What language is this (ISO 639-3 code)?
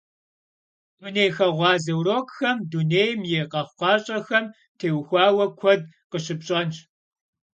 kbd